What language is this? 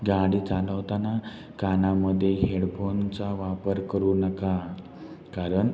Marathi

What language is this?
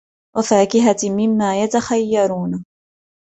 Arabic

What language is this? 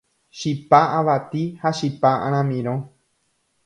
Guarani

